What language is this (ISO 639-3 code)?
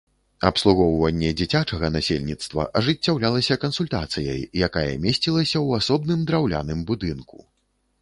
bel